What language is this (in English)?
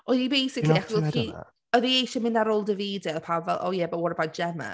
Welsh